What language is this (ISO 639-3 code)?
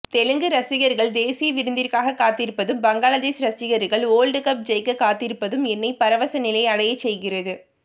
tam